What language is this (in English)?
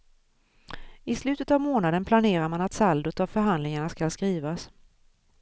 Swedish